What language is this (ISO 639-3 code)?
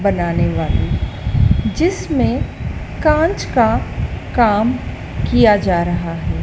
hin